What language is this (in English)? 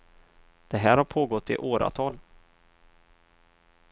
Swedish